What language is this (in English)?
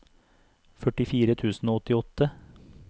Norwegian